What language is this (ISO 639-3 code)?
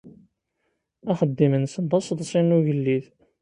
kab